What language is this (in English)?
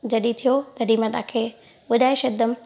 Sindhi